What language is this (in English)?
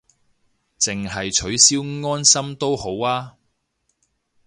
Cantonese